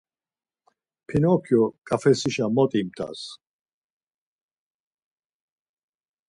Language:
Laz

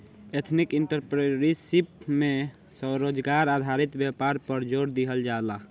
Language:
Bhojpuri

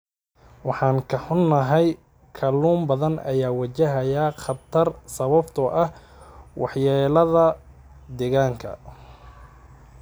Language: Somali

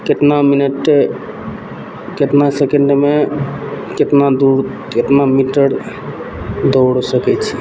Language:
Maithili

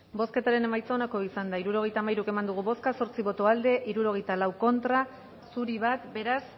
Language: Basque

